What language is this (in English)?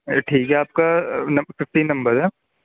Urdu